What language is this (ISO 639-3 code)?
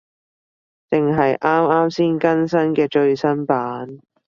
yue